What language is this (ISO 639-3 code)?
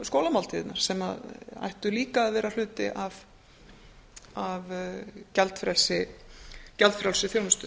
isl